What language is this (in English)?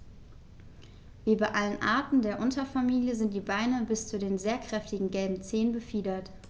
German